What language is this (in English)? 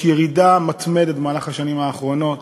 Hebrew